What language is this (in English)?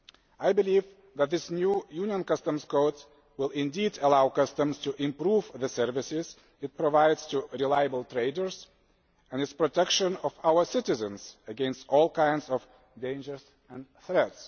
English